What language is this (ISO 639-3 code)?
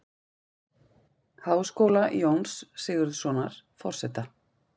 isl